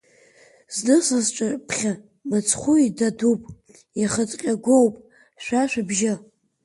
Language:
Abkhazian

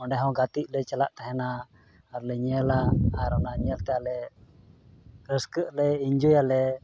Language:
Santali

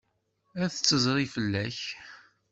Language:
Kabyle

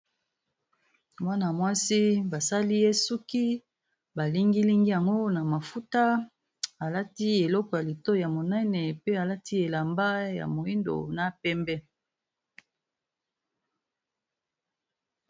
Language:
Lingala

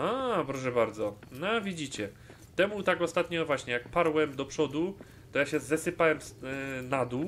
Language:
Polish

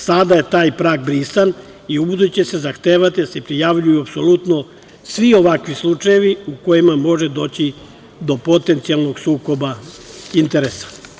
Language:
Serbian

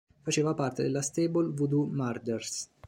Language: Italian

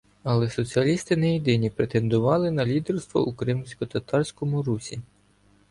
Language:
Ukrainian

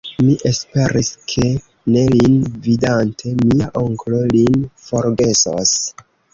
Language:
Esperanto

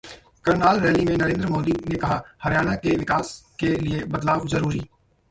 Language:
Hindi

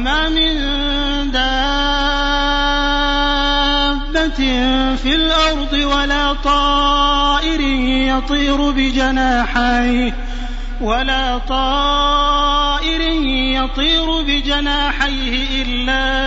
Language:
Arabic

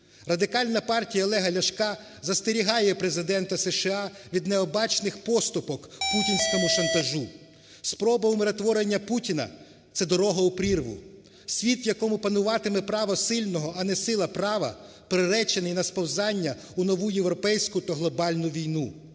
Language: Ukrainian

